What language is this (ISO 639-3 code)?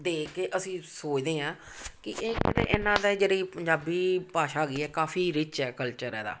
pan